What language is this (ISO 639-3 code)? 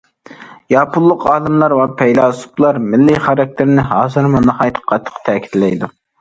uig